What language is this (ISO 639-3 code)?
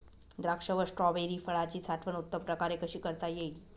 mar